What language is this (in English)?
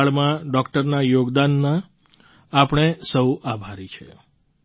Gujarati